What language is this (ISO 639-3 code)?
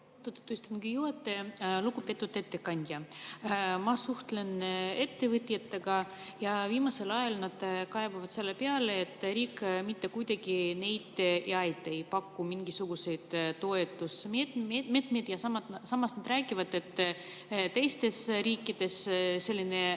est